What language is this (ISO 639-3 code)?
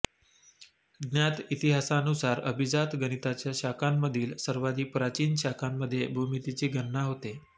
mar